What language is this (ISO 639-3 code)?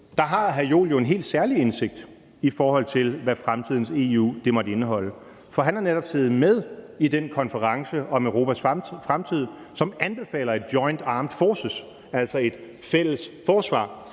dan